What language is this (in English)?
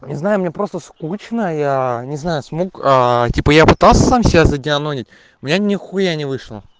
Russian